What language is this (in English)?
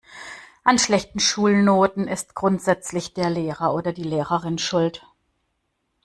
German